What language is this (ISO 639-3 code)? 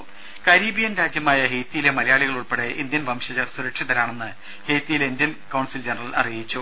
mal